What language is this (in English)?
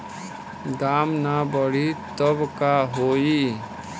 Bhojpuri